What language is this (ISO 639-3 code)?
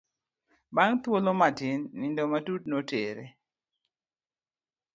luo